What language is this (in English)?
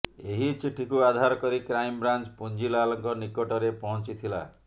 Odia